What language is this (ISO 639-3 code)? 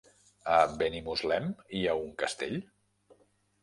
cat